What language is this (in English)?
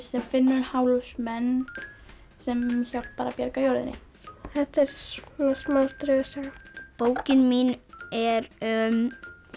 Icelandic